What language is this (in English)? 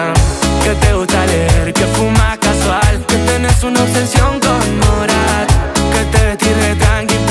Arabic